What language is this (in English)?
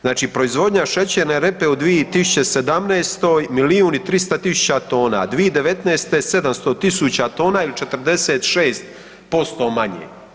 Croatian